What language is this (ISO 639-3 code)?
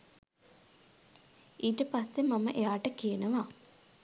sin